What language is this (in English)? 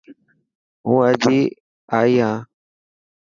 Dhatki